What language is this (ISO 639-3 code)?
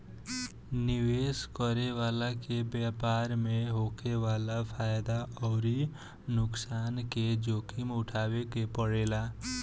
bho